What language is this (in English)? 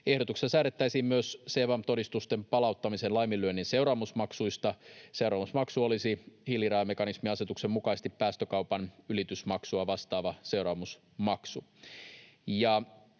Finnish